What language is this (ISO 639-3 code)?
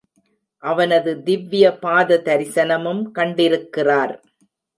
tam